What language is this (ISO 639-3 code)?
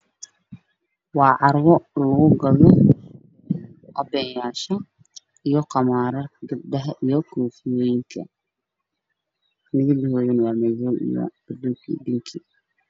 som